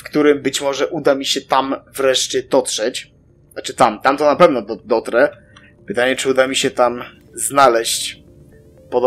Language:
Polish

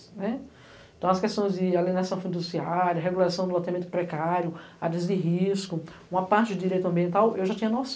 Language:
Portuguese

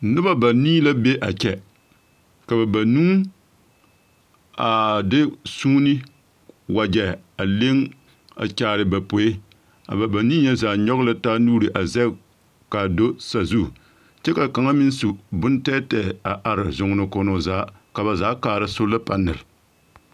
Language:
Southern Dagaare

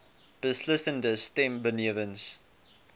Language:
Afrikaans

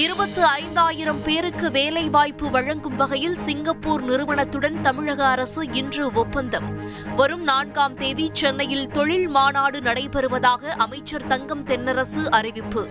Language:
Tamil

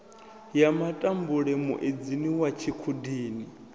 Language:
Venda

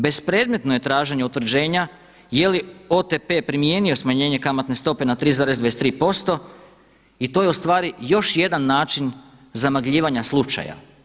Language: Croatian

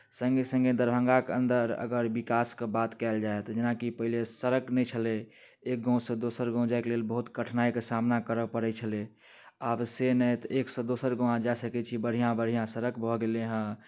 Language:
Maithili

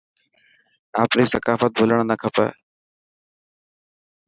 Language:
Dhatki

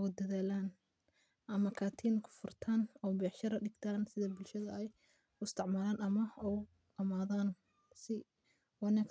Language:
Somali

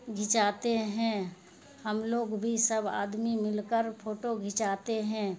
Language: Urdu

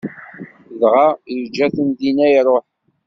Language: Kabyle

